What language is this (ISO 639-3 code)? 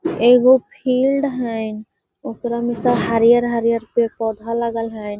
mag